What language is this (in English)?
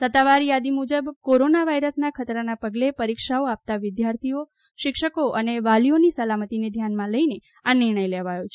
Gujarati